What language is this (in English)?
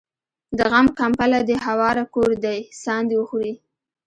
Pashto